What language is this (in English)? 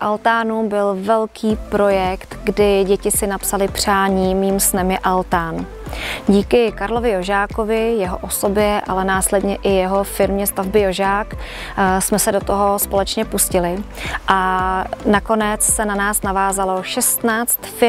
Czech